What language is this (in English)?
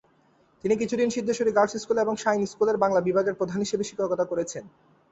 Bangla